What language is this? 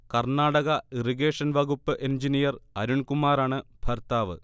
Malayalam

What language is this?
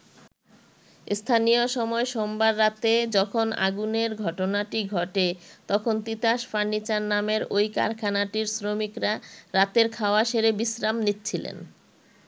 Bangla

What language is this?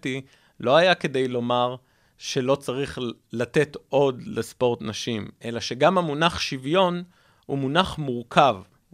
Hebrew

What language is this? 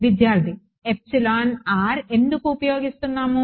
Telugu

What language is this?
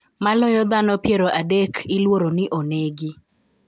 Luo (Kenya and Tanzania)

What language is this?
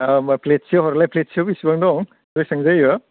Bodo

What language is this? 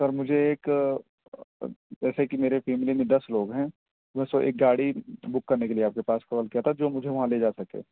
Urdu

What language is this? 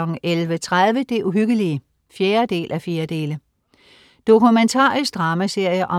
Danish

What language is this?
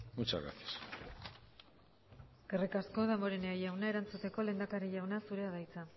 Basque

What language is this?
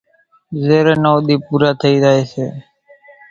Kachi Koli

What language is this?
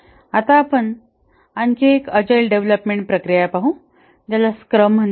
Marathi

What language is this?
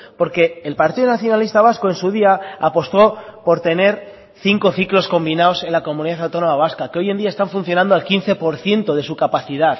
Spanish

